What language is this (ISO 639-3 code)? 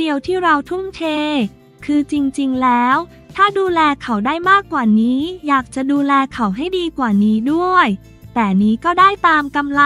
tha